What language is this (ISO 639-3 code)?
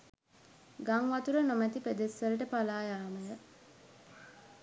sin